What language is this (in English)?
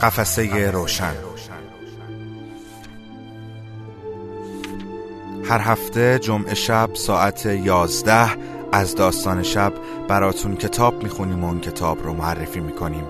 Persian